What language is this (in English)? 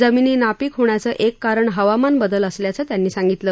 Marathi